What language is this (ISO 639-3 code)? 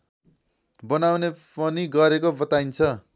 nep